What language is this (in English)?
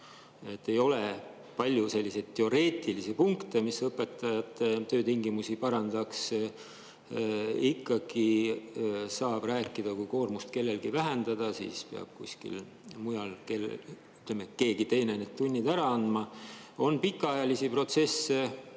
Estonian